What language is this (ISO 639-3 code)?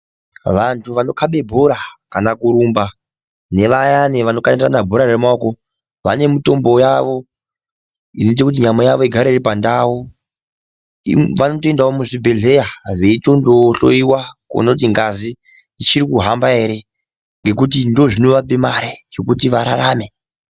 ndc